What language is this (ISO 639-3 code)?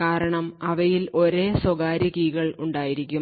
mal